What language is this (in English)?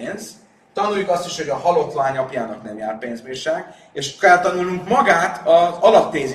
Hungarian